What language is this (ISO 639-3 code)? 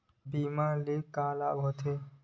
hne